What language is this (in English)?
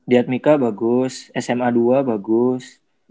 Indonesian